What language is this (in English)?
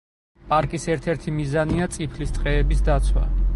Georgian